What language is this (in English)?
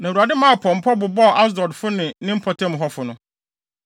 Akan